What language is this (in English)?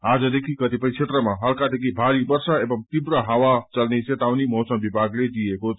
Nepali